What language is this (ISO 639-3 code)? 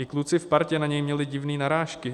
ces